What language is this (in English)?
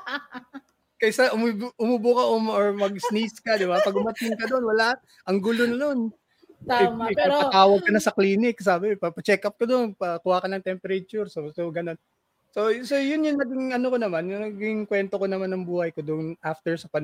Filipino